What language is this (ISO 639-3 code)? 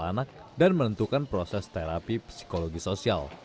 ind